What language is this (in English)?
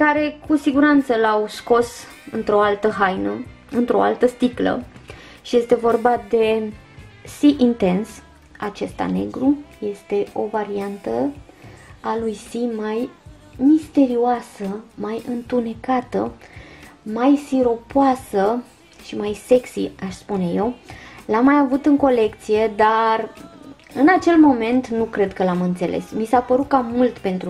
Romanian